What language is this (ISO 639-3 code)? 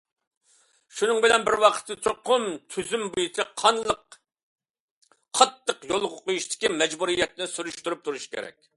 uig